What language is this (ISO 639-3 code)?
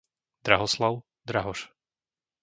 slk